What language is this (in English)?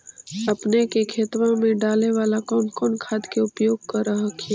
Magahi